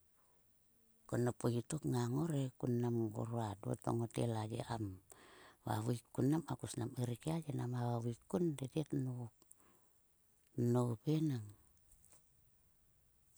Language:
Sulka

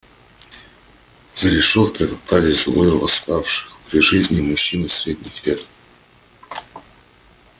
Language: Russian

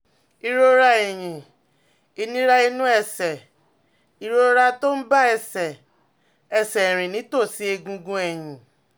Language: Yoruba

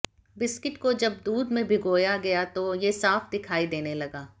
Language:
Hindi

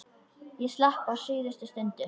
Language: Icelandic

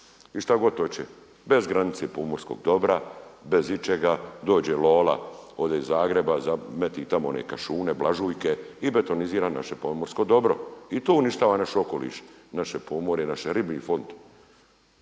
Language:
Croatian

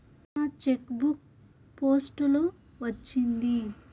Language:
Telugu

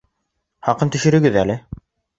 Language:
Bashkir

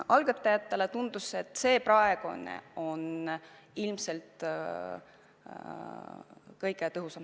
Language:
Estonian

